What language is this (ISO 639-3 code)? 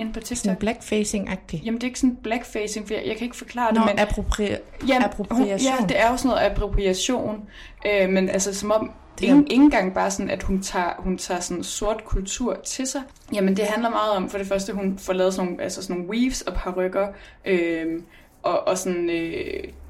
dan